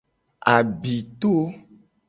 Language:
Gen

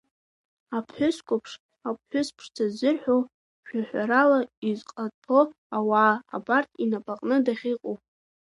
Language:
Abkhazian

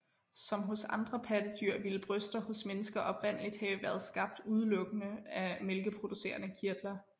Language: Danish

